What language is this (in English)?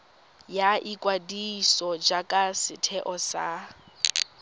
Tswana